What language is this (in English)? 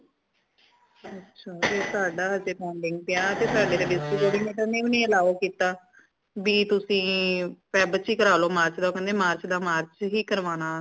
Punjabi